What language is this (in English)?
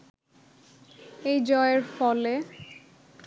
Bangla